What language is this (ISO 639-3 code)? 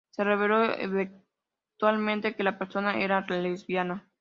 spa